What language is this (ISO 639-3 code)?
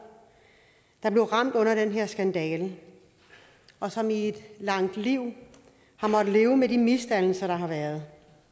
dan